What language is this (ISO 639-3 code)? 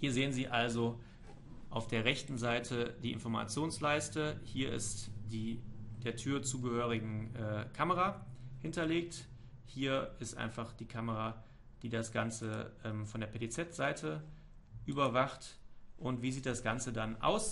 deu